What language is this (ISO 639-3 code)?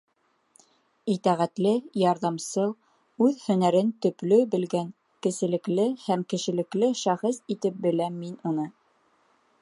bak